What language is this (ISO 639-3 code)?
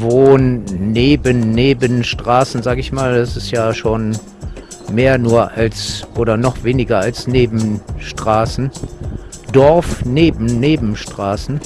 deu